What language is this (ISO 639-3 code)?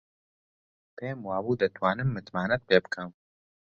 ckb